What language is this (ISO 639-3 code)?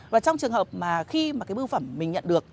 vie